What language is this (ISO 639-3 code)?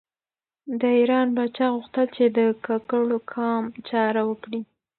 pus